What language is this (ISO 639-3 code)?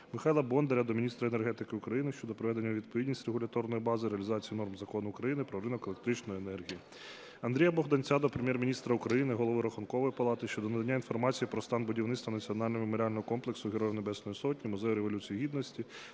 ukr